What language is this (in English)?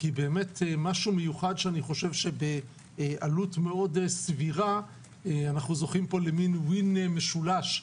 Hebrew